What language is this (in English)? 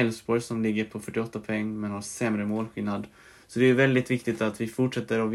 Swedish